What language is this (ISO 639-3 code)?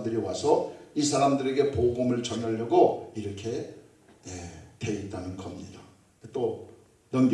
kor